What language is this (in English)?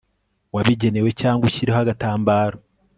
Kinyarwanda